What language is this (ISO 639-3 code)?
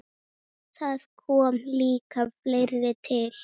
isl